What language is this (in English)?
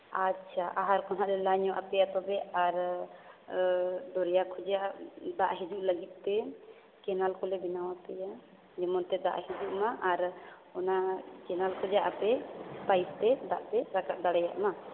Santali